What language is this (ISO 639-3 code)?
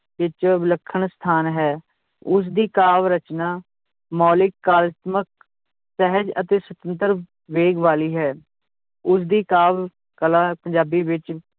pan